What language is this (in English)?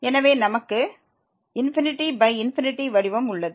Tamil